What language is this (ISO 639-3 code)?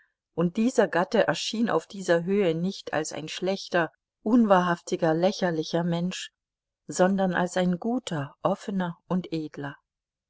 deu